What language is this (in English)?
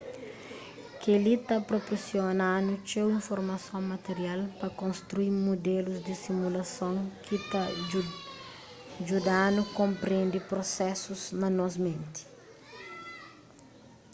Kabuverdianu